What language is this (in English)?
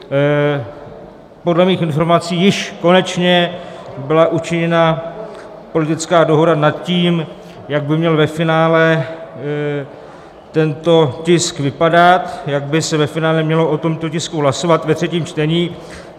Czech